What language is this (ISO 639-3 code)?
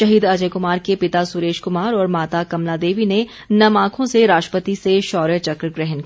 hin